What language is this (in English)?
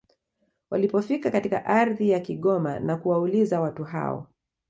Swahili